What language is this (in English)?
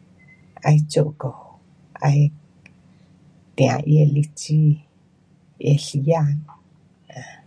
Pu-Xian Chinese